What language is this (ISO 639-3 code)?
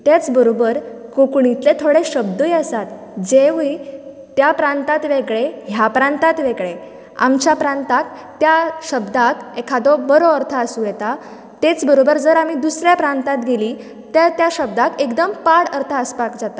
kok